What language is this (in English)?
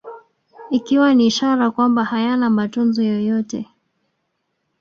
Swahili